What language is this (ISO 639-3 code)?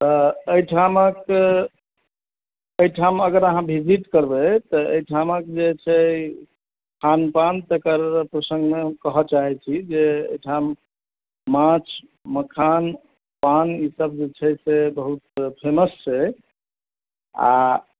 mai